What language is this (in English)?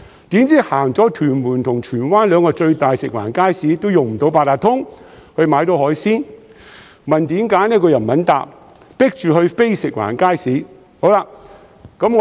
Cantonese